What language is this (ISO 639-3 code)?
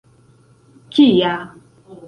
epo